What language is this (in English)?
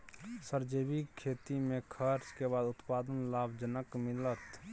Maithili